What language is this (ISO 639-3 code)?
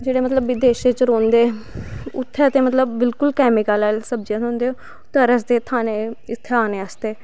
doi